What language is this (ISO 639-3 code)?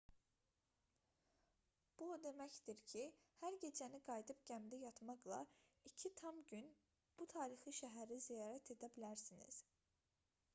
aze